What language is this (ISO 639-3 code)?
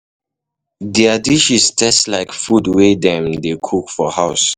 pcm